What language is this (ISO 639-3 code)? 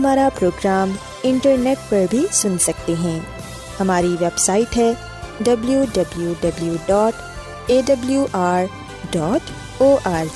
urd